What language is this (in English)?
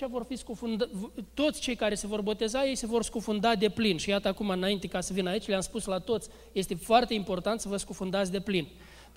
Romanian